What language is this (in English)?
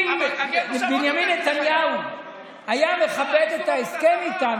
Hebrew